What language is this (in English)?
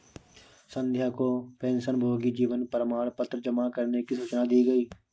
Hindi